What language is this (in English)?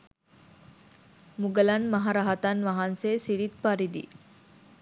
Sinhala